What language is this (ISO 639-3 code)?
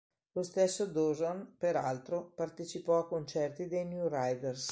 ita